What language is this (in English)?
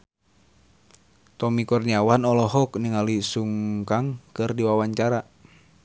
Sundanese